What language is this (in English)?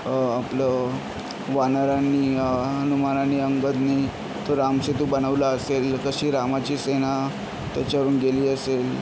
Marathi